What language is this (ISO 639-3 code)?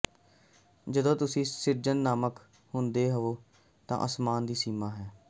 pan